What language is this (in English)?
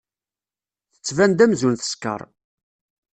Kabyle